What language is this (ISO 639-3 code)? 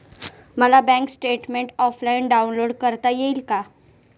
mar